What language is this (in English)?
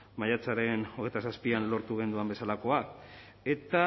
Basque